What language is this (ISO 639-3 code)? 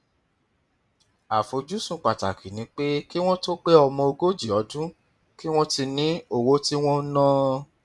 yor